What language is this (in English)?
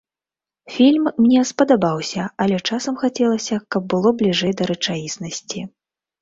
Belarusian